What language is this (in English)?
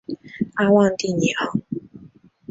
Chinese